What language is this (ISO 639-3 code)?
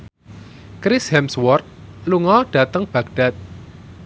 jav